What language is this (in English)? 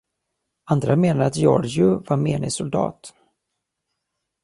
Swedish